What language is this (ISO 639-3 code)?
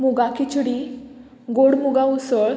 kok